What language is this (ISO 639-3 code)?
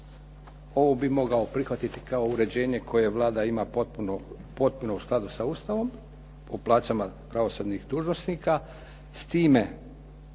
hrv